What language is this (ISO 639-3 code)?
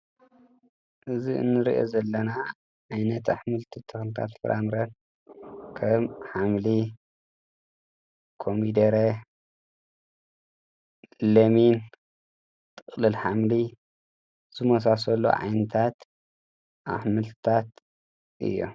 tir